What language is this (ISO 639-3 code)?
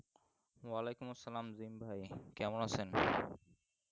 ben